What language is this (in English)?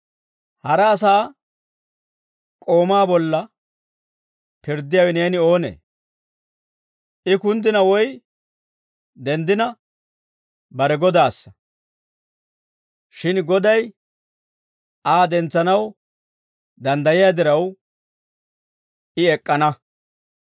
Dawro